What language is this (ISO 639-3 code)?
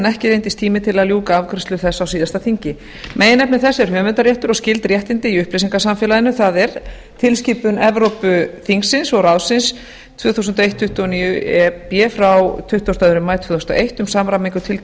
isl